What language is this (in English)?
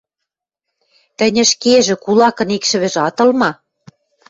Western Mari